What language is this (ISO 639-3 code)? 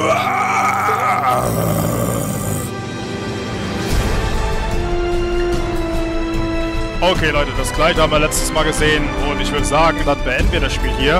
deu